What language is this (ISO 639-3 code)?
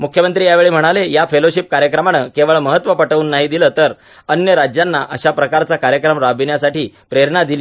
mar